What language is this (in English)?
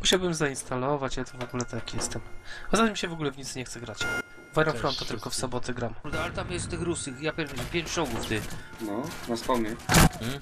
Polish